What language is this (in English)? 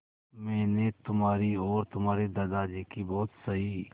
Hindi